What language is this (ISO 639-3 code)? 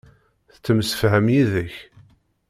kab